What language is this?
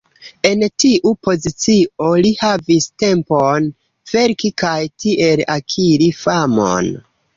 Esperanto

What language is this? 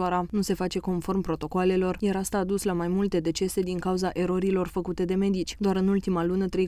Romanian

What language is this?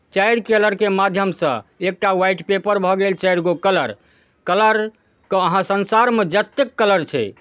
Maithili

